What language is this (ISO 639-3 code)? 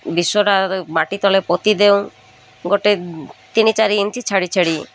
ori